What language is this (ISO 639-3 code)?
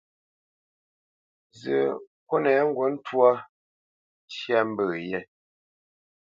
bce